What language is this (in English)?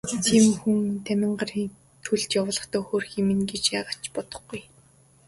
Mongolian